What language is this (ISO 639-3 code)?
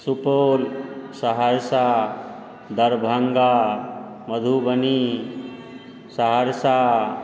mai